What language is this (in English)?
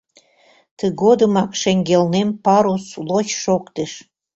Mari